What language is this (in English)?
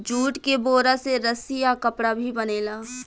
Bhojpuri